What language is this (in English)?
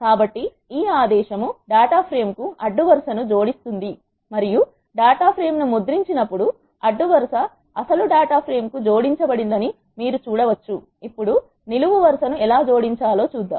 Telugu